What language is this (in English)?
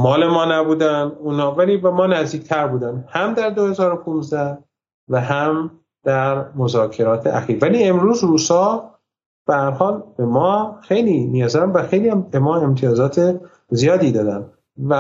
Persian